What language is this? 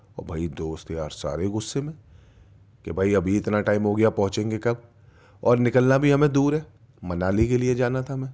Urdu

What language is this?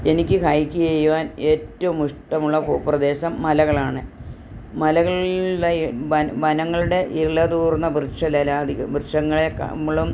Malayalam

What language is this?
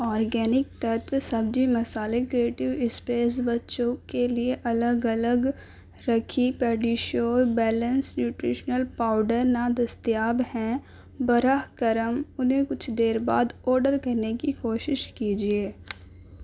Urdu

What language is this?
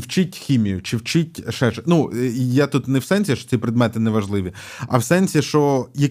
Ukrainian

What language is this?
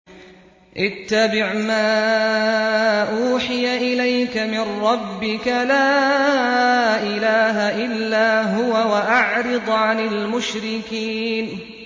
Arabic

